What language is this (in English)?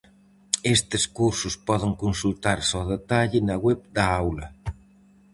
Galician